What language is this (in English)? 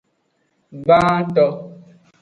Aja (Benin)